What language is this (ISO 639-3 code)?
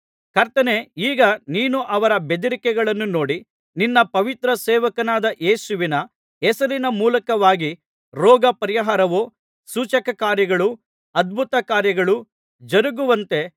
kan